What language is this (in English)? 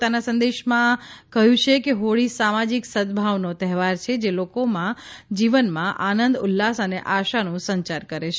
Gujarati